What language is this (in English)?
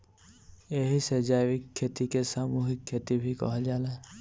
Bhojpuri